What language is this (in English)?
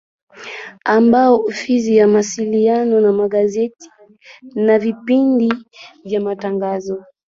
Swahili